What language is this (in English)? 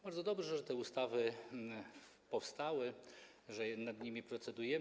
Polish